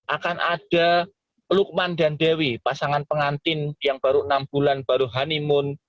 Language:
Indonesian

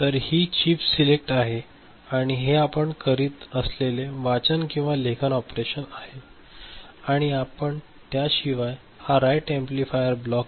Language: Marathi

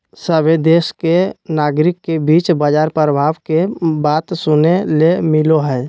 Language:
Magahi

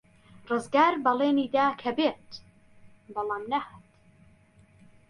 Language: Central Kurdish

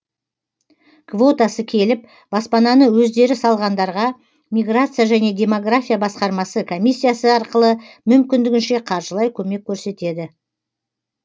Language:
Kazakh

